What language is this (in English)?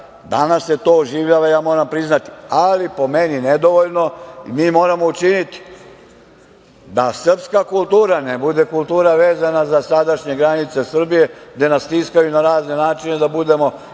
Serbian